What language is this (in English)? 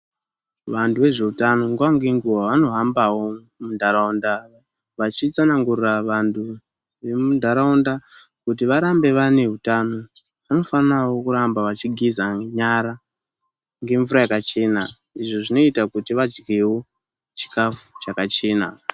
Ndau